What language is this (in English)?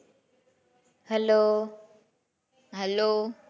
Gujarati